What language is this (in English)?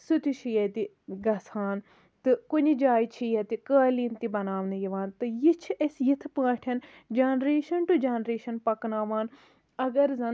Kashmiri